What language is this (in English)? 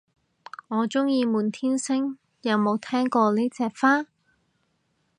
Cantonese